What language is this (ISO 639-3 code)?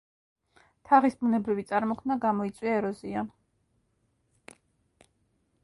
kat